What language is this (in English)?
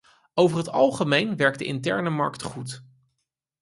Dutch